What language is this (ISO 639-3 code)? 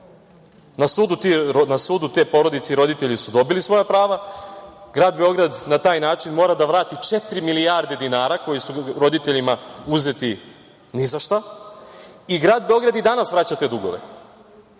srp